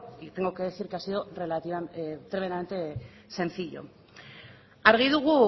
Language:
Spanish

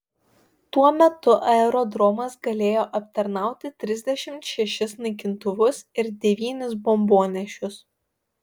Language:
Lithuanian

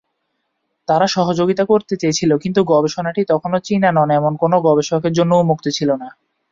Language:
Bangla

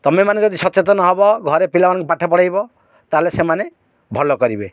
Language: Odia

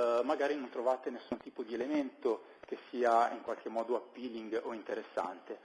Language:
Italian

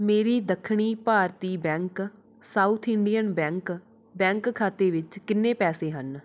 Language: Punjabi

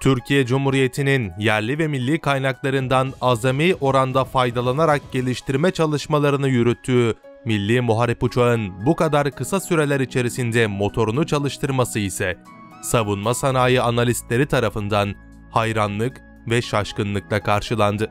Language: Turkish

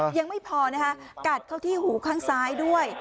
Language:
Thai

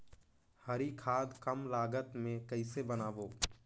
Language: Chhattisgarhi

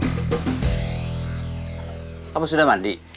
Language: Indonesian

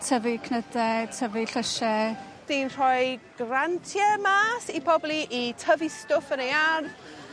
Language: Welsh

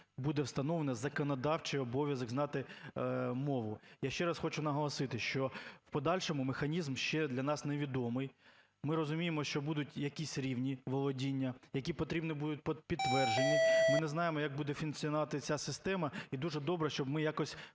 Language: Ukrainian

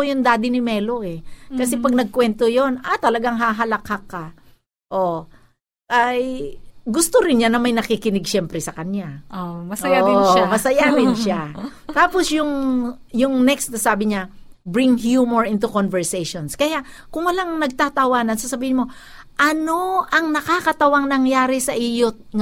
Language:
Filipino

